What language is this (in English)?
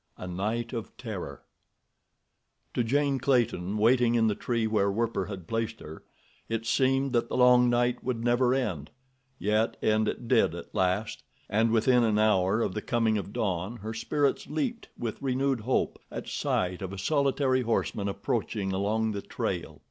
English